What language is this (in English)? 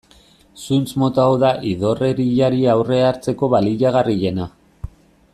Basque